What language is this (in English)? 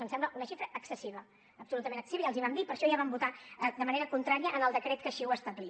Catalan